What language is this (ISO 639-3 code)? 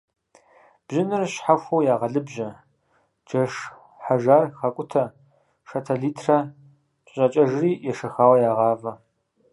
kbd